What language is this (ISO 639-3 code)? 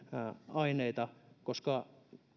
fin